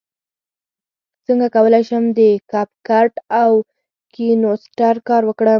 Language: Pashto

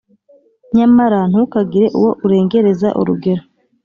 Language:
Kinyarwanda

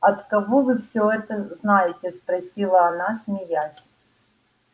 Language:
Russian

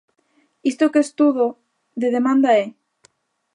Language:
Galician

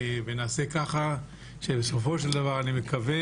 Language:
Hebrew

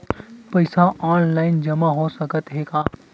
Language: Chhattisgarhi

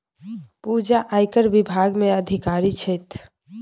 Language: Maithili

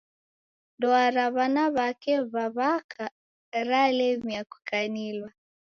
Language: Taita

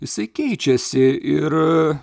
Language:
Lithuanian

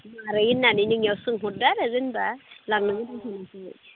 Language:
Bodo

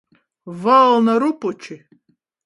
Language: Latgalian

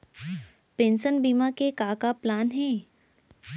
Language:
Chhattisgarhi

